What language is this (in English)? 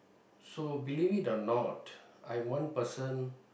English